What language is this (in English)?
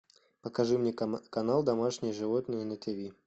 Russian